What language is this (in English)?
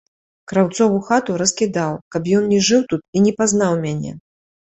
Belarusian